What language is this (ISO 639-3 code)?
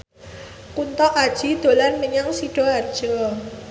jav